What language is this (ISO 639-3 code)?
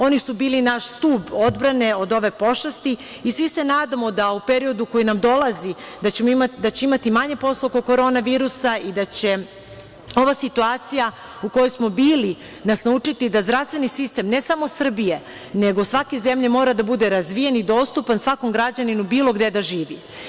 srp